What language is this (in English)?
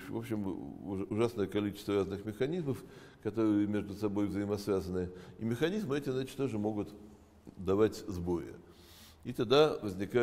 Russian